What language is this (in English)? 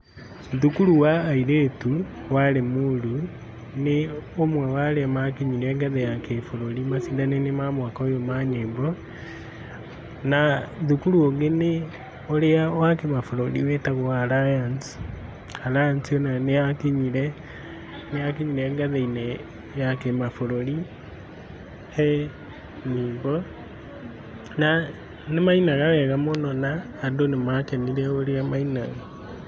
Kikuyu